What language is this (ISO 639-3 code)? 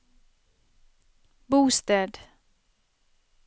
nor